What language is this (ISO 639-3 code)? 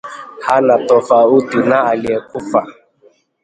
swa